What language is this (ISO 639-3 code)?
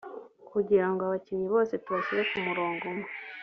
kin